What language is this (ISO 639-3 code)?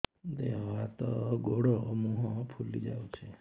ori